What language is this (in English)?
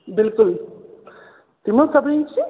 Kashmiri